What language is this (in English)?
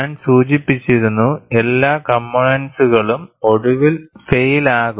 Malayalam